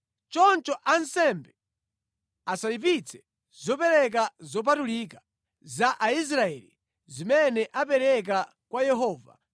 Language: Nyanja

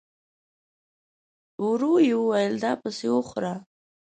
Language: Pashto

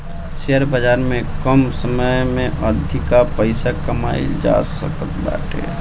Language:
Bhojpuri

